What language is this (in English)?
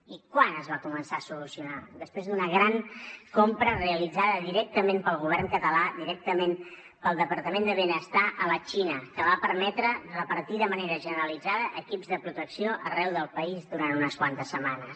Catalan